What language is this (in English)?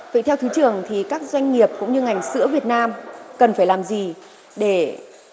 Vietnamese